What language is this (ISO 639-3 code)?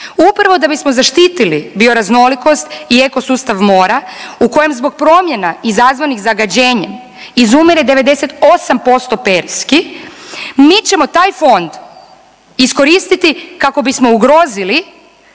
hrv